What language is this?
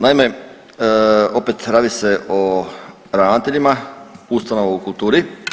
Croatian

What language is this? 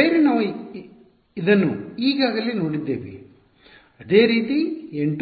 Kannada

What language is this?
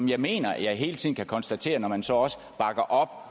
Danish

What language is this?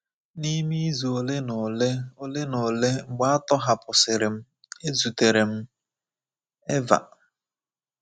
Igbo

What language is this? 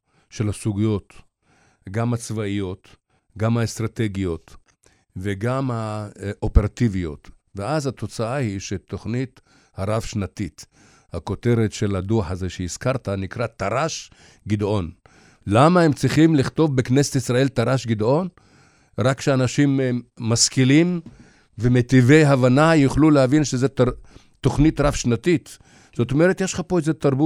Hebrew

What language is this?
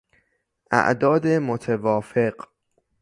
Persian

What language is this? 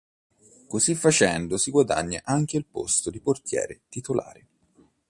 Italian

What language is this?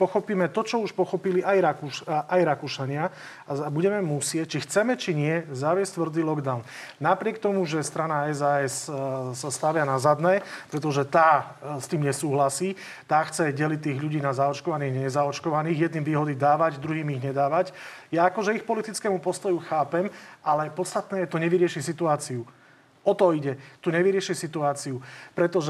Slovak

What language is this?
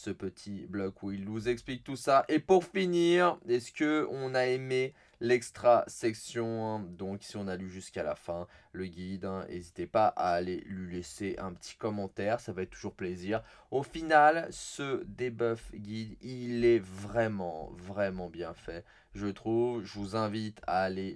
French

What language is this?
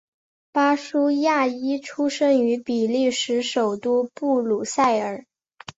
Chinese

